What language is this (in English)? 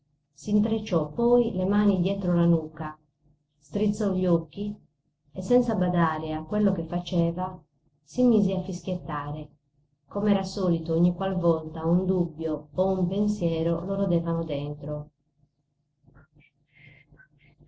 Italian